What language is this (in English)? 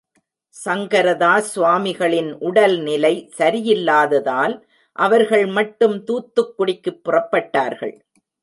Tamil